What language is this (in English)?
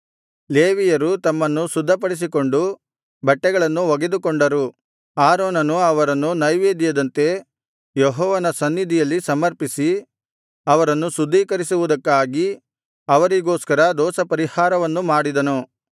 Kannada